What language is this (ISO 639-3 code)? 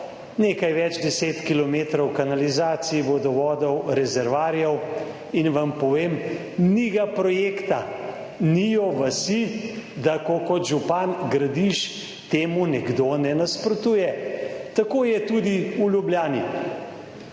slv